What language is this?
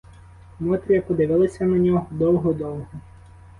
Ukrainian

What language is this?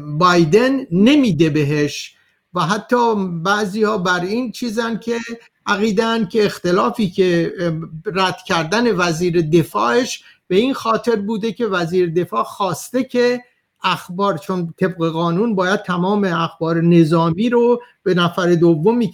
Persian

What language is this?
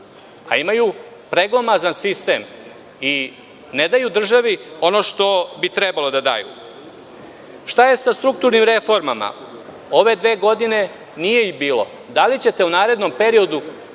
Serbian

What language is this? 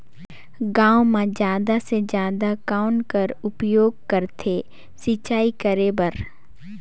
Chhattisgarhi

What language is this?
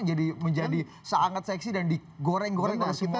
Indonesian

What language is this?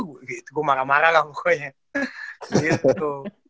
Indonesian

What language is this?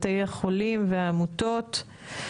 Hebrew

